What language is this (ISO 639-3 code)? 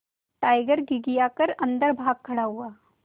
hin